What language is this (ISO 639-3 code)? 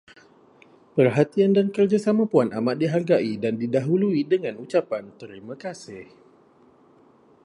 msa